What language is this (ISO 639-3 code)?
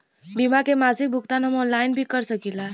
bho